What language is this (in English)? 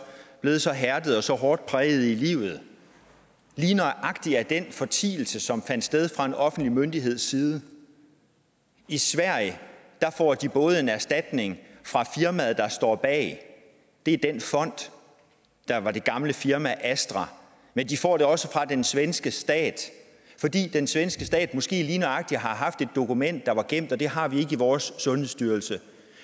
Danish